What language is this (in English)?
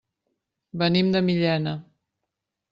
Catalan